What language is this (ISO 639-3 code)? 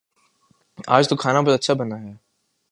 urd